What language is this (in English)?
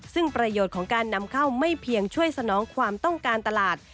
Thai